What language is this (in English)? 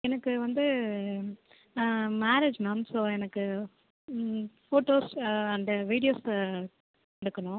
Tamil